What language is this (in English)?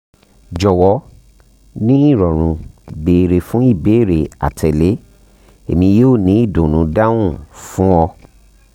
Yoruba